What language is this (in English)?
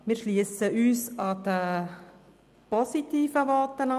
Swiss German